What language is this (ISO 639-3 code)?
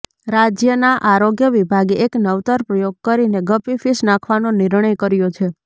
guj